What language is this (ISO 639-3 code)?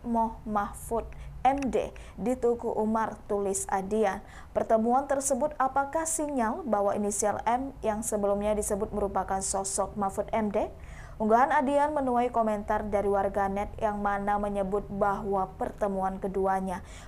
ind